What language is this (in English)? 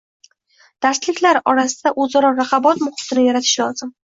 Uzbek